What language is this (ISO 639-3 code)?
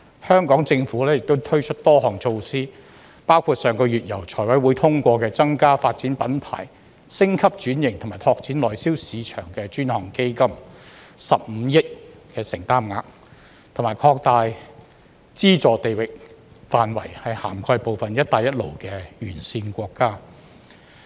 yue